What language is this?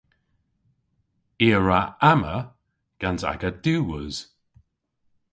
Cornish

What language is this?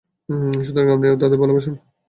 Bangla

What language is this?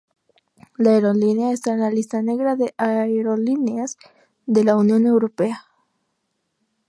Spanish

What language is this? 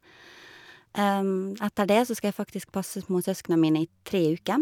Norwegian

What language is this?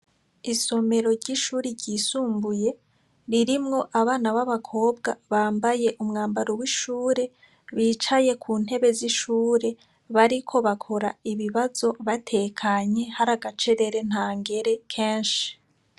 Rundi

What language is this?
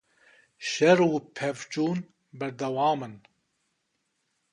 Kurdish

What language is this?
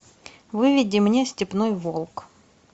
Russian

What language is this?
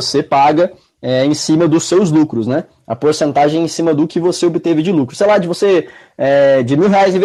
Portuguese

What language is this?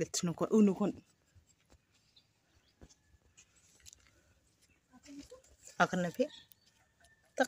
Arabic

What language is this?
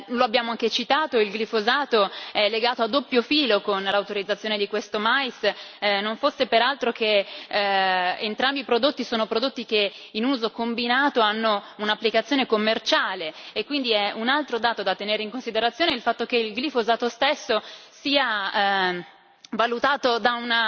Italian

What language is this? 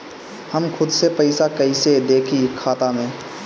Bhojpuri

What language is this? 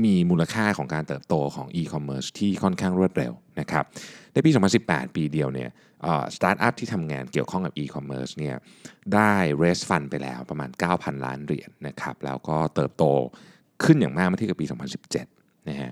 Thai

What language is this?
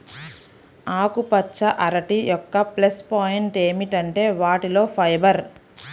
Telugu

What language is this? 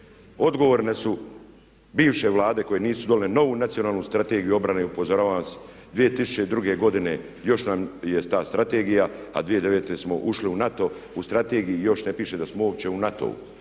Croatian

